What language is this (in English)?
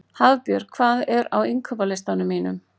Icelandic